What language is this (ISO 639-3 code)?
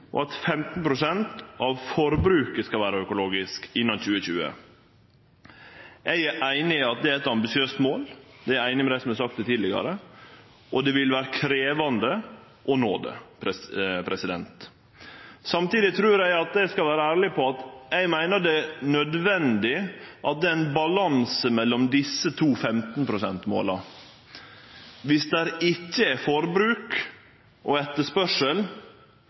nno